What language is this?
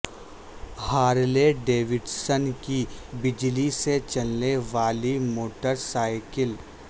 Urdu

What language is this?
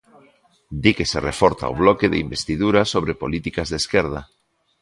Galician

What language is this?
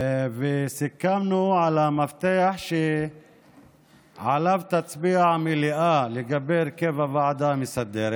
Hebrew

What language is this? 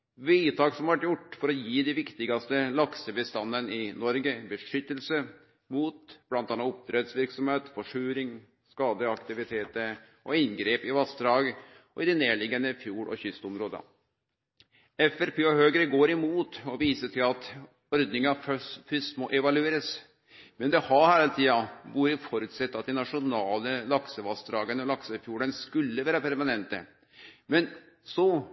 Norwegian Nynorsk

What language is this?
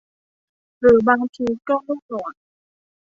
Thai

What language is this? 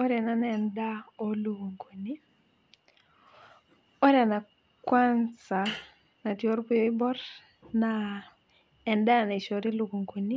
Masai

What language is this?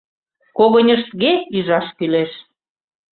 Mari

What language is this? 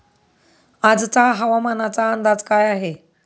Marathi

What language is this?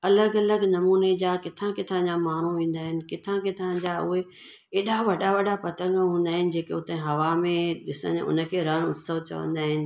Sindhi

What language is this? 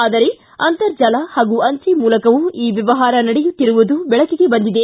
Kannada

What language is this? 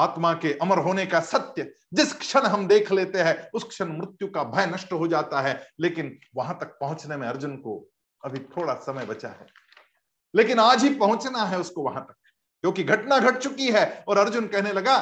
Hindi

